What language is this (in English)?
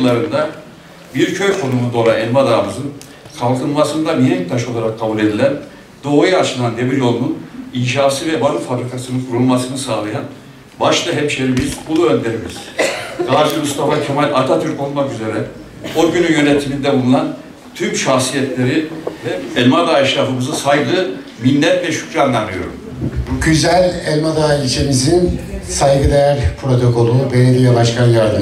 Turkish